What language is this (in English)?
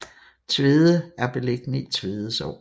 Danish